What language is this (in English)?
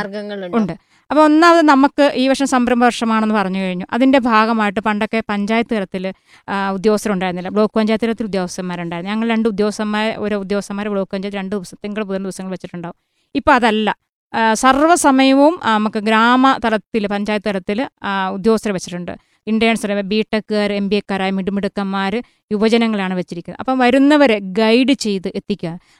Malayalam